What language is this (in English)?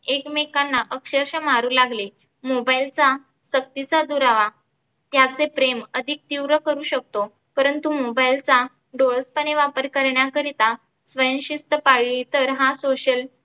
Marathi